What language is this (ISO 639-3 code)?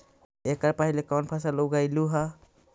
mag